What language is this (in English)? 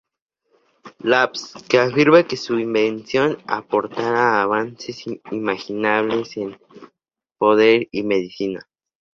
Spanish